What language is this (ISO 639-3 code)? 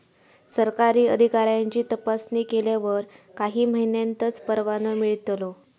mar